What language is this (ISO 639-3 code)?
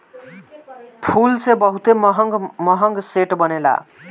bho